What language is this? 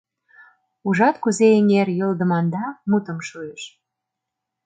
Mari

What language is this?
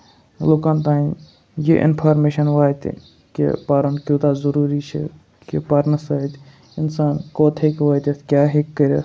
Kashmiri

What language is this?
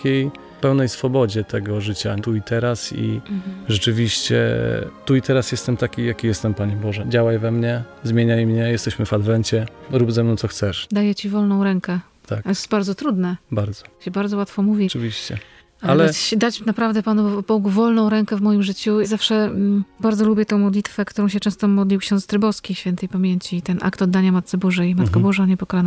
Polish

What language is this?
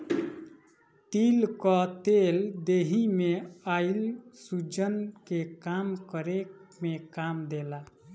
Bhojpuri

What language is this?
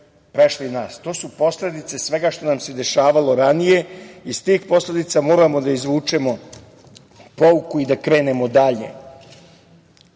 Serbian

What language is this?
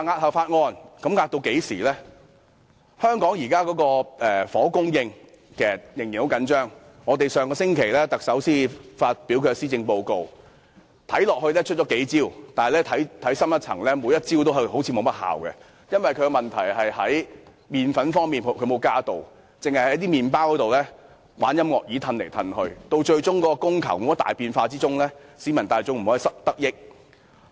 Cantonese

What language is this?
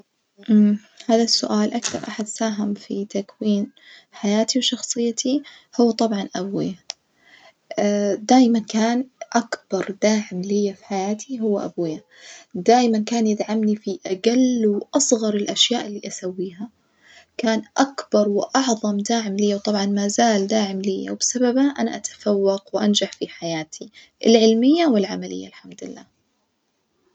Najdi Arabic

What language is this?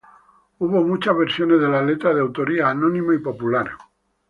Spanish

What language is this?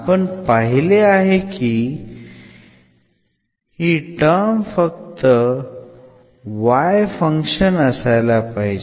Marathi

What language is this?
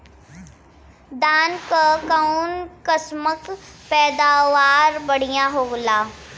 Bhojpuri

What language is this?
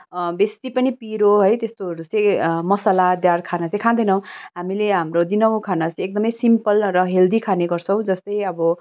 Nepali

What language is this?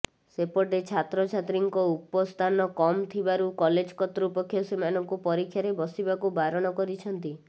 Odia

